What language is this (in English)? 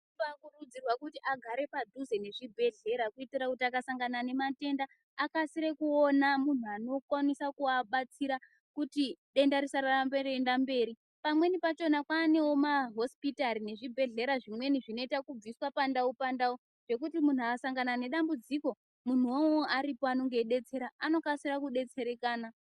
Ndau